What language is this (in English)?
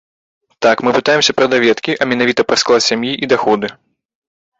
Belarusian